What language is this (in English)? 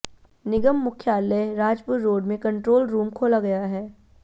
Hindi